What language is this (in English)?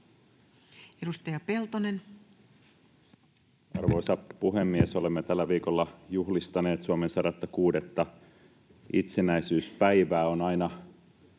Finnish